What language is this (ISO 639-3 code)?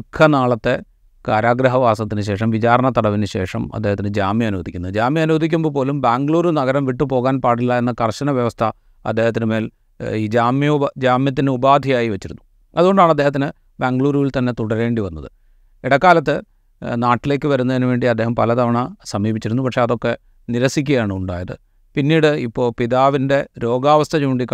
mal